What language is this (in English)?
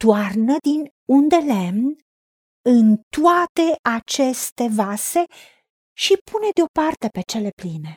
Romanian